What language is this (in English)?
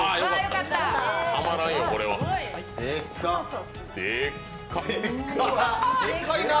Japanese